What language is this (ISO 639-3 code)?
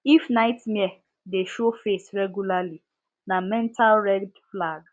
pcm